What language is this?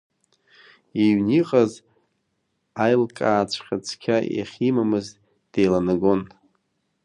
Abkhazian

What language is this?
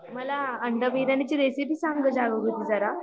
Marathi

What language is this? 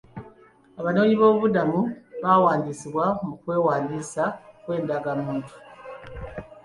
Ganda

